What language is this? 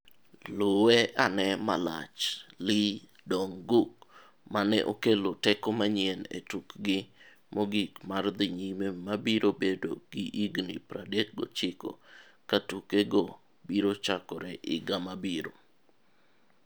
Luo (Kenya and Tanzania)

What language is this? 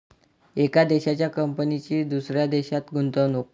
Marathi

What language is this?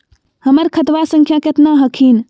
Magahi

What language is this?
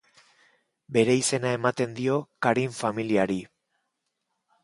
Basque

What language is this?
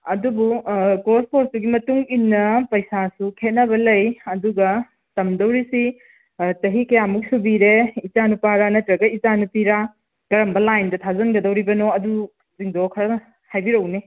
Manipuri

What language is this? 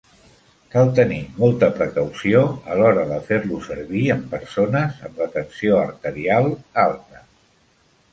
Catalan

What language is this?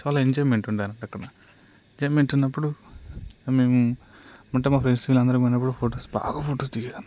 Telugu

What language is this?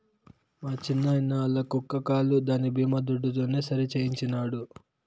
Telugu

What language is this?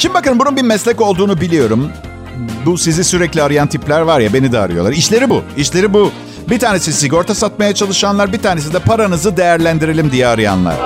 Turkish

